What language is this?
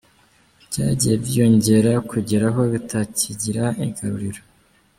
Kinyarwanda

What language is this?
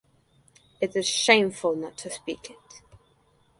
English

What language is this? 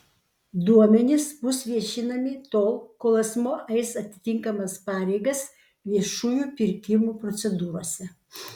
Lithuanian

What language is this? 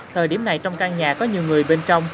Vietnamese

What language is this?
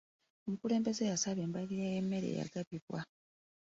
Ganda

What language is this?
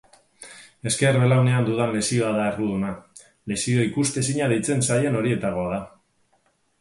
Basque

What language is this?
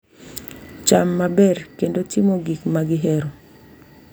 Luo (Kenya and Tanzania)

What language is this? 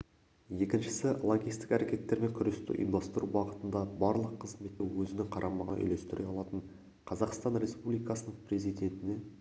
Kazakh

